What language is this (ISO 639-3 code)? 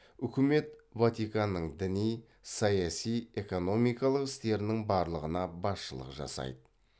kaz